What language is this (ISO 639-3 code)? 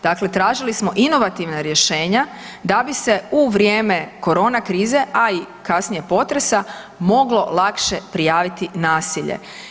hrv